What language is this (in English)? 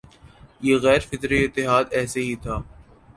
Urdu